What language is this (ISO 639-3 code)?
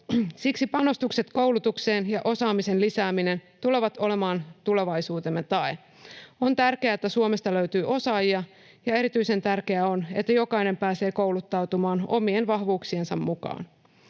fin